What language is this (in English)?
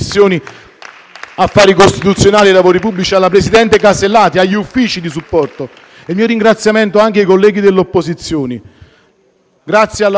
Italian